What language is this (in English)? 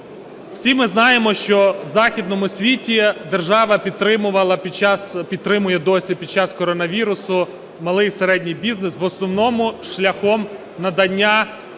Ukrainian